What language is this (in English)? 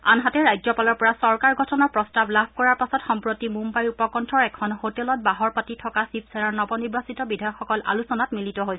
Assamese